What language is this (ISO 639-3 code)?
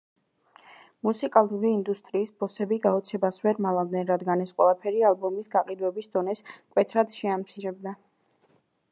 kat